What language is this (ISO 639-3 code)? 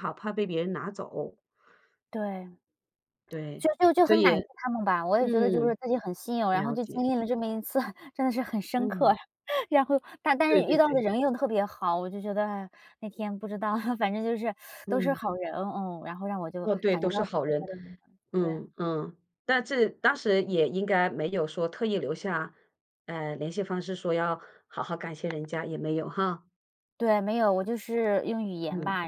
zho